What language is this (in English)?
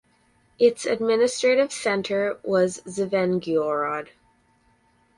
English